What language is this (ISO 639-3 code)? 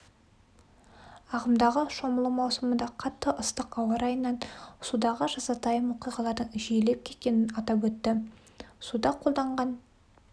kaz